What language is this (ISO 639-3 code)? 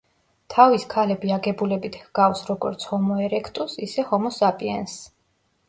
kat